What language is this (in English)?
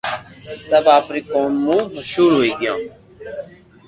Loarki